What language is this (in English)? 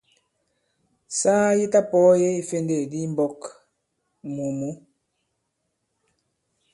Bankon